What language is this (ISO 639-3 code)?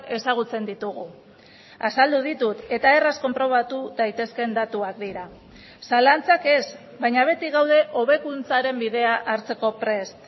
eus